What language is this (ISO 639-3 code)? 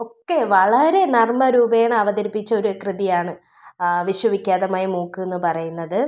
mal